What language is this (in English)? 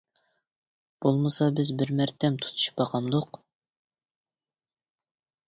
Uyghur